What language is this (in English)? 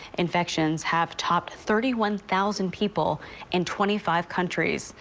English